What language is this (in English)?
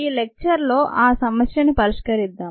Telugu